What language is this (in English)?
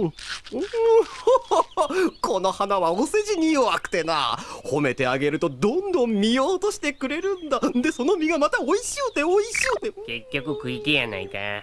Japanese